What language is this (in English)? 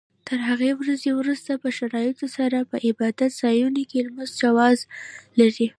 Pashto